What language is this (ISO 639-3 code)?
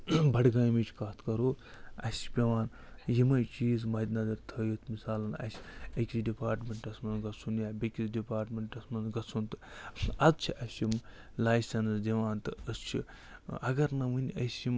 kas